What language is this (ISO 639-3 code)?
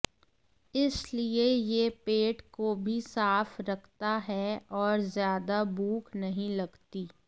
hin